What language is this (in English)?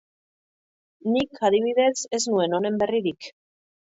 Basque